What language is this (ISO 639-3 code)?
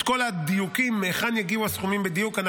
heb